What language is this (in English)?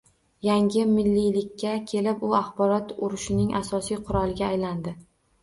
Uzbek